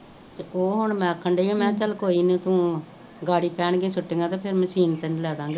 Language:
Punjabi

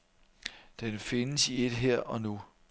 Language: Danish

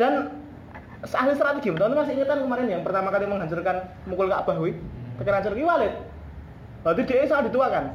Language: Indonesian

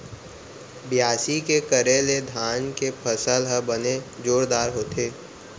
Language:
Chhattisgarhi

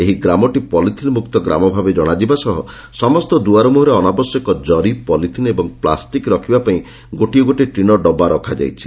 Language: Odia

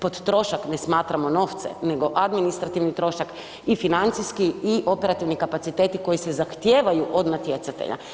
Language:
Croatian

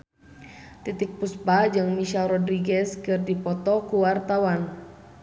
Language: Sundanese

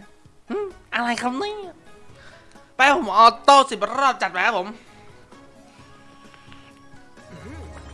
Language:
Thai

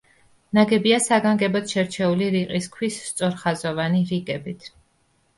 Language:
Georgian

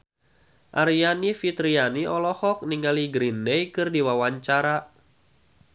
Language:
Sundanese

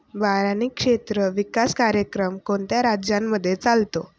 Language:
Marathi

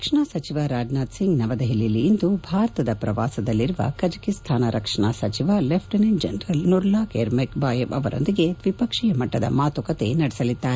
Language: Kannada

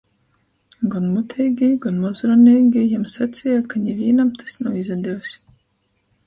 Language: Latgalian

